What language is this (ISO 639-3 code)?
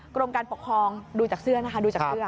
tha